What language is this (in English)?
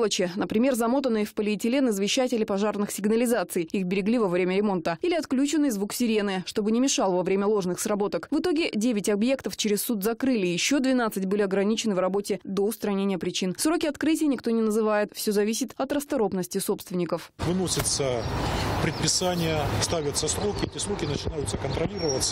Russian